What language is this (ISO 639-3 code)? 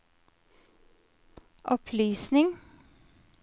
nor